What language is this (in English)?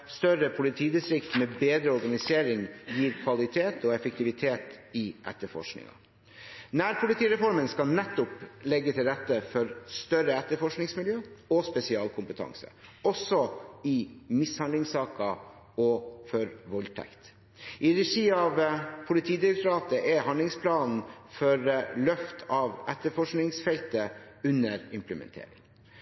Norwegian Bokmål